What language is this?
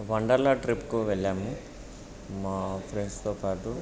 Telugu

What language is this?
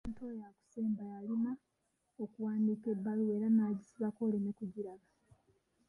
Ganda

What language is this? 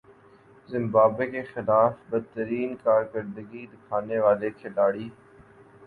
Urdu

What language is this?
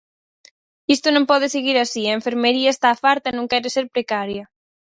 Galician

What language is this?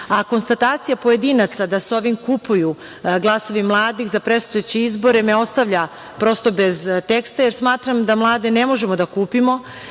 Serbian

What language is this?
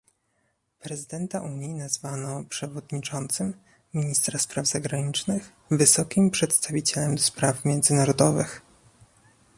Polish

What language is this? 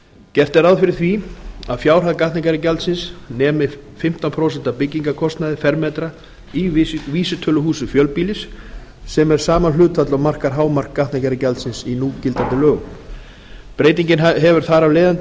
Icelandic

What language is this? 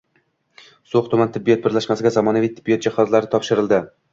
Uzbek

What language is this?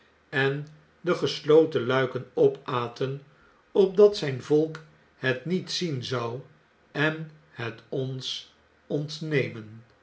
Dutch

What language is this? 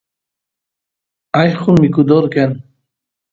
Santiago del Estero Quichua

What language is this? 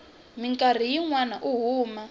Tsonga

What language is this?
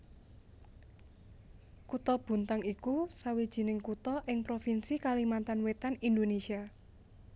Javanese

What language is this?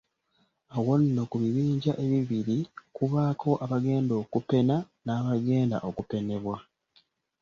Ganda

